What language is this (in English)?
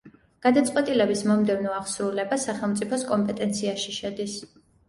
Georgian